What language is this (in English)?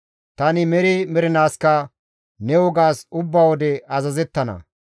Gamo